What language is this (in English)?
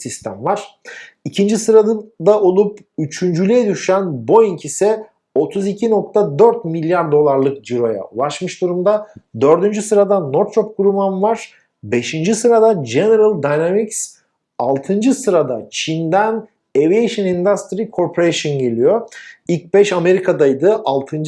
Turkish